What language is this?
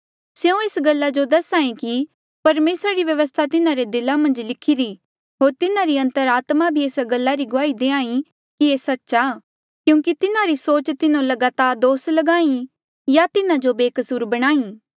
Mandeali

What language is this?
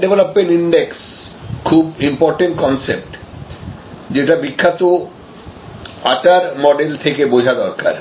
Bangla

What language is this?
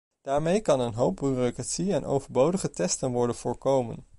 Dutch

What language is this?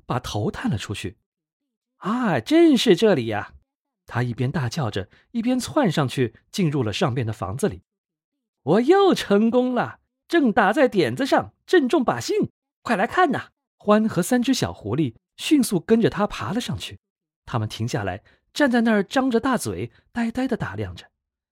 Chinese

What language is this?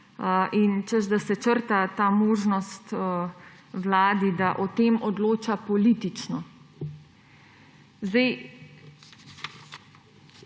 Slovenian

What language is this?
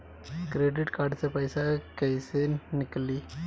Bhojpuri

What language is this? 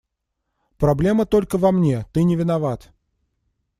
Russian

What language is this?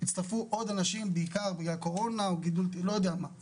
Hebrew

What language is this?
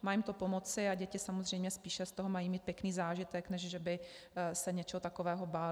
Czech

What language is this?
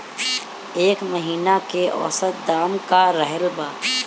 Bhojpuri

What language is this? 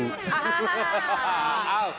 Thai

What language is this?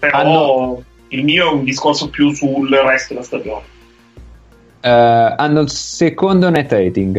Italian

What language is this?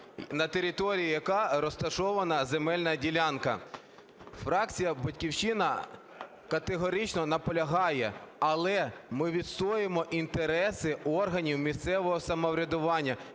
Ukrainian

